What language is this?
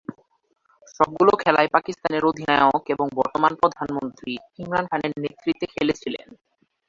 Bangla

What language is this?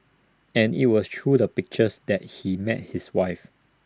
English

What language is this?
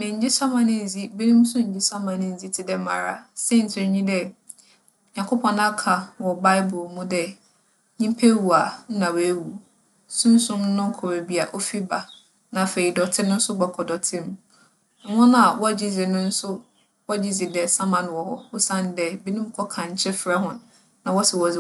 Akan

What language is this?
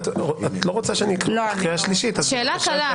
Hebrew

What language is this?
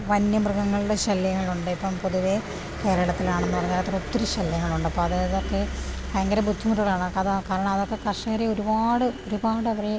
Malayalam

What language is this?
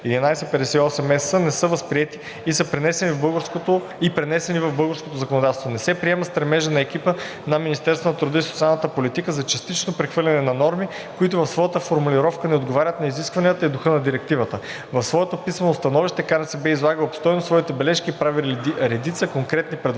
Bulgarian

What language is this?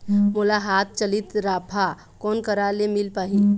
Chhattisgarhi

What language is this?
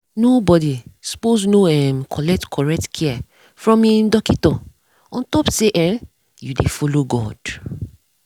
Nigerian Pidgin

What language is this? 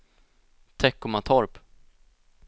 Swedish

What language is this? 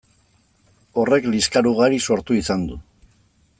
Basque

